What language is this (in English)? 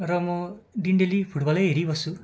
Nepali